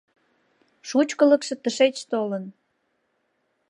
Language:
Mari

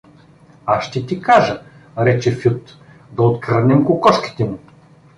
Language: Bulgarian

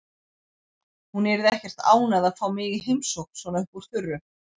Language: Icelandic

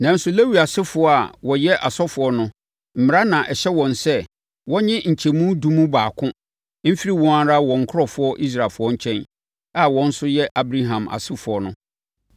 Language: Akan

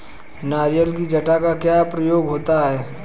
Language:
Hindi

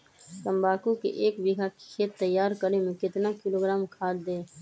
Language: Magahi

